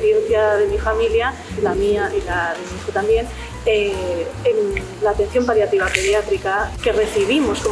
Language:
Spanish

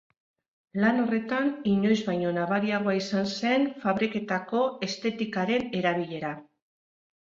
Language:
Basque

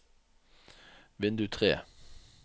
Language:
Norwegian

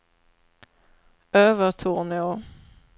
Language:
Swedish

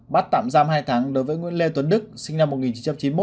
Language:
Vietnamese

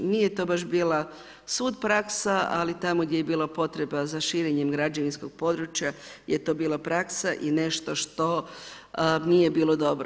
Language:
Croatian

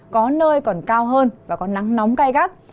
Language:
Vietnamese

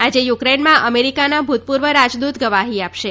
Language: Gujarati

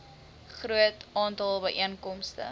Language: Afrikaans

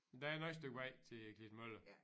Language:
Danish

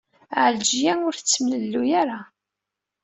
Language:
Kabyle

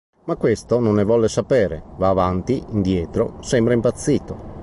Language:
Italian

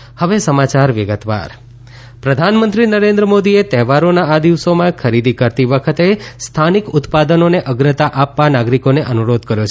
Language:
Gujarati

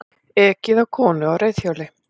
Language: Icelandic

